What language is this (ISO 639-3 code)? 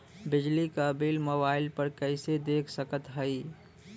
bho